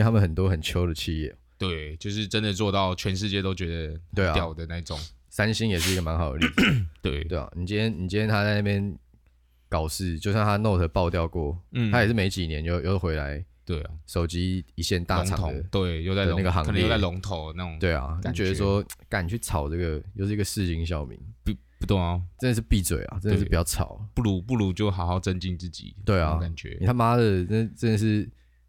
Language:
Chinese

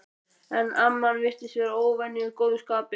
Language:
Icelandic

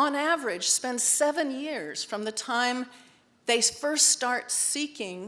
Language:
English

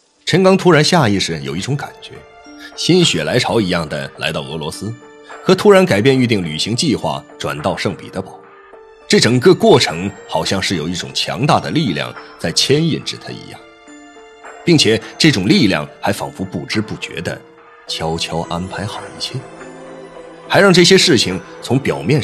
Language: Chinese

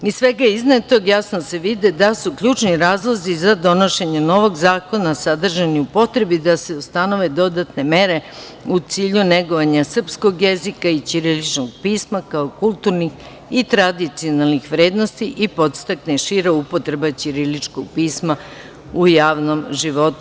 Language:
Serbian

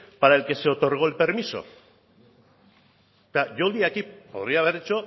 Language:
Spanish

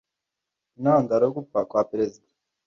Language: Kinyarwanda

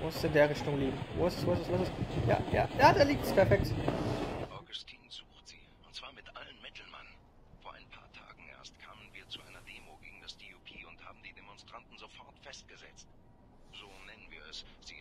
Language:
German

